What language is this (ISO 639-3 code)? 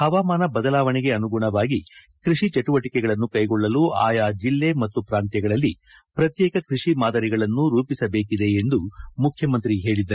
kan